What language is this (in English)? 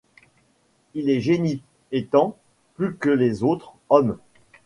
French